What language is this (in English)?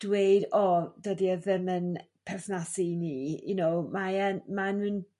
Welsh